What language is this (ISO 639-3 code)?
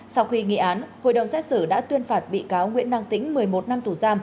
vie